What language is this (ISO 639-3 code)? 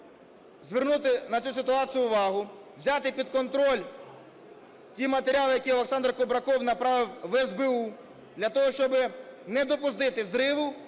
ukr